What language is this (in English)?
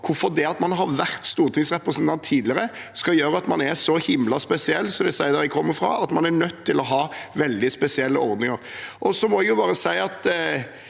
Norwegian